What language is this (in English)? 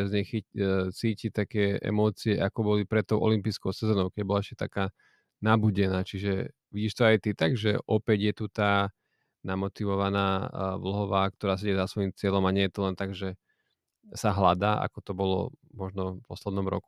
Slovak